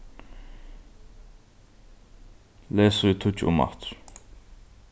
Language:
Faroese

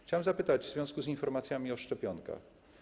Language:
Polish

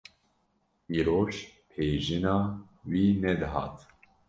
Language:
Kurdish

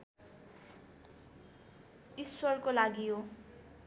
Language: Nepali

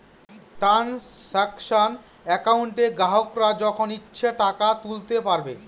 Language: Bangla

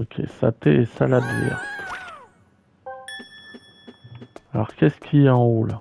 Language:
French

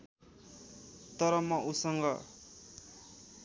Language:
Nepali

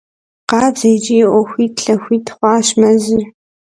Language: Kabardian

